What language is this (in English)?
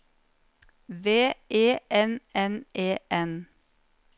Norwegian